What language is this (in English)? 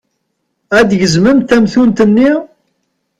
Kabyle